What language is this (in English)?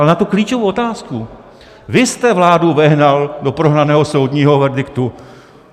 Czech